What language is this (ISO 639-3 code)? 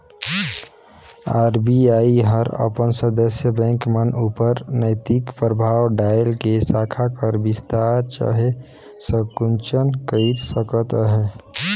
hne